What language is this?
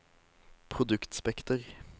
Norwegian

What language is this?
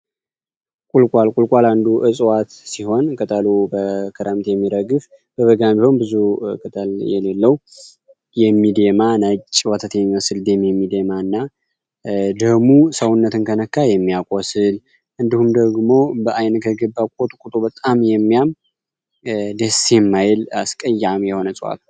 Amharic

